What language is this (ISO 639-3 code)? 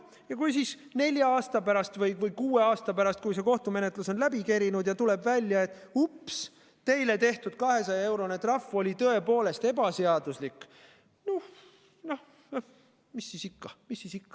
est